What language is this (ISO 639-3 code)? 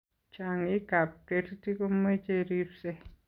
kln